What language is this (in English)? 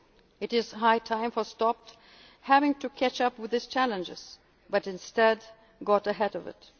English